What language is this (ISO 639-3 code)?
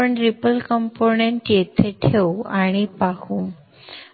mar